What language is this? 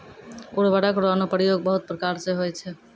Maithili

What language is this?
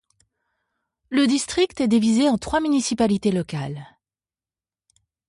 French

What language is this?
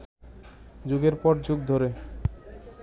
Bangla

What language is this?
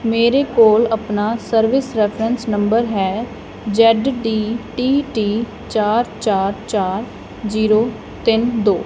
Punjabi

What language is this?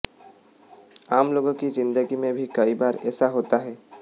Hindi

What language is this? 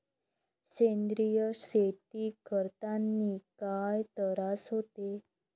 Marathi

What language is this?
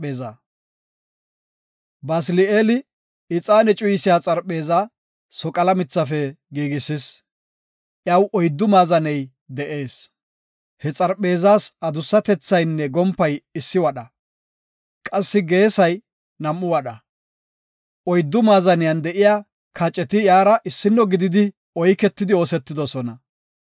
Gofa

